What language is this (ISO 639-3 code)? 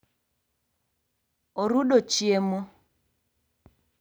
luo